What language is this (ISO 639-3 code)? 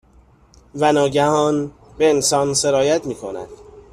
fas